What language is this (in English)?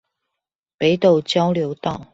Chinese